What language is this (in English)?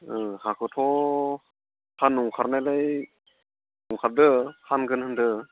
Bodo